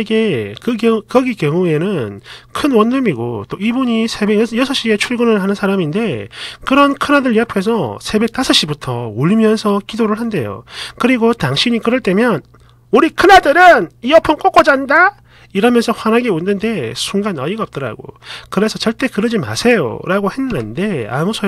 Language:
Korean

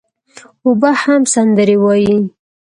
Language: Pashto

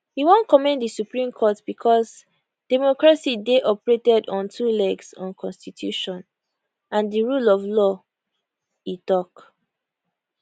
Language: Nigerian Pidgin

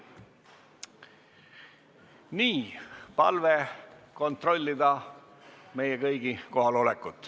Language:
Estonian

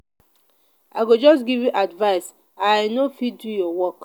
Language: Nigerian Pidgin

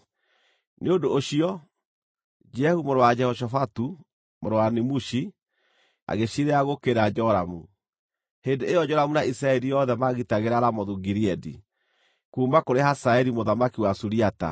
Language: Kikuyu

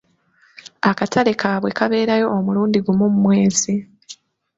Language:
Ganda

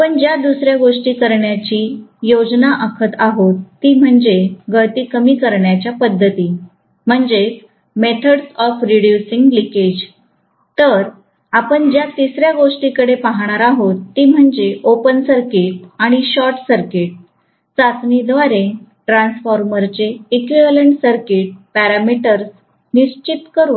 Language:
Marathi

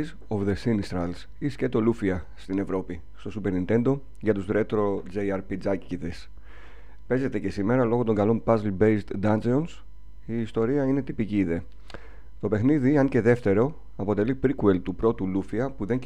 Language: Greek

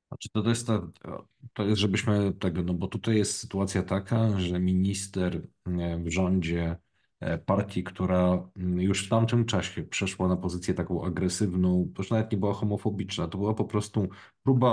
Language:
Polish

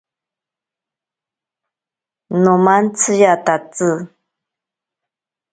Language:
Ashéninka Perené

